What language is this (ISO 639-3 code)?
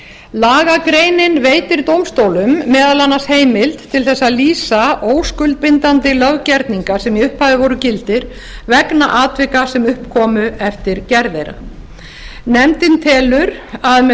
isl